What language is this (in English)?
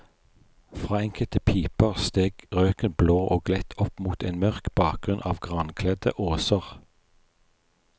Norwegian